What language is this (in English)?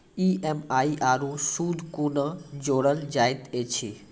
Maithili